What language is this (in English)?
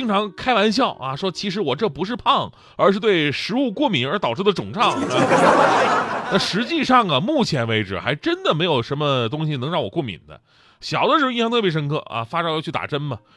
Chinese